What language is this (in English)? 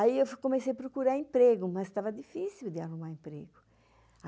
Portuguese